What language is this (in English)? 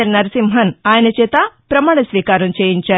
Telugu